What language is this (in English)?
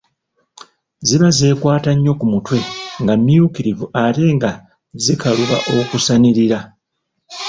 Ganda